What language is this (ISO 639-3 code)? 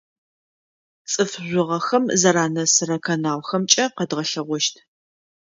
ady